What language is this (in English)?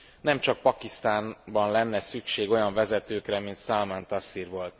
Hungarian